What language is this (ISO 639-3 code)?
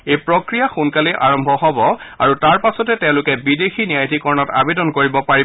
asm